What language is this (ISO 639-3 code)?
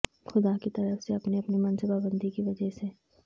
urd